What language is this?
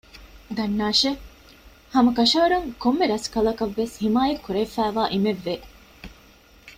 Divehi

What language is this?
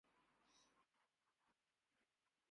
Urdu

